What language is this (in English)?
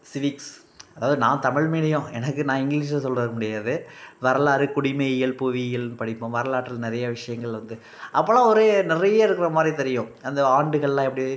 Tamil